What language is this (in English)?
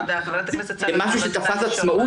Hebrew